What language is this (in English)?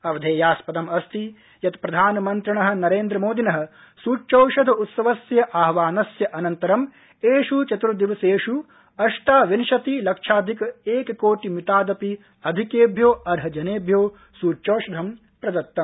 Sanskrit